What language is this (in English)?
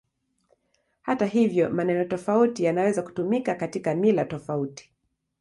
Swahili